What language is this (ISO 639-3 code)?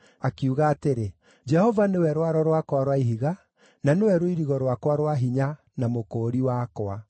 kik